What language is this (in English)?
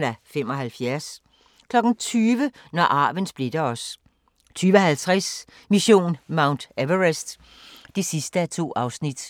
Danish